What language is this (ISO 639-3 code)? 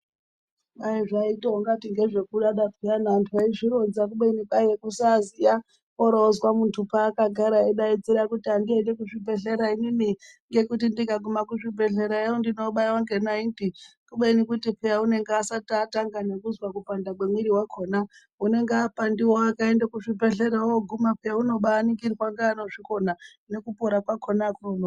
ndc